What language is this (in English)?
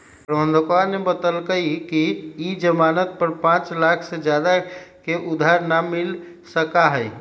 Magahi